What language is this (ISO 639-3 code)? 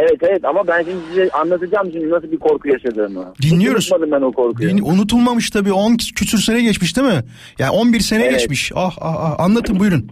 tur